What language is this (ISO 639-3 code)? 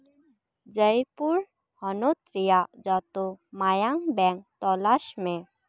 sat